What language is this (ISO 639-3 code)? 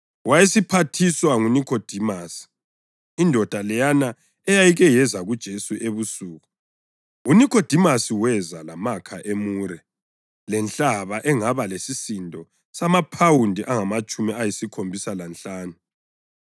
nde